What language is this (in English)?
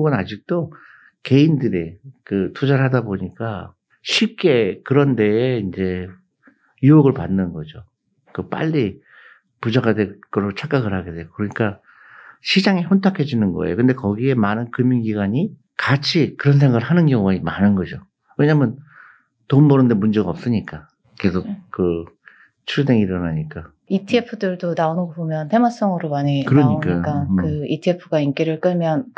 Korean